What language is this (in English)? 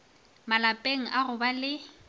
Northern Sotho